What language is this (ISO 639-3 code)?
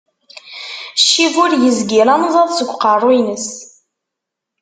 kab